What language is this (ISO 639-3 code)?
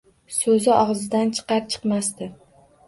uzb